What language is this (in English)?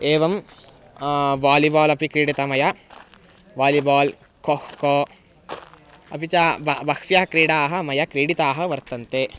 Sanskrit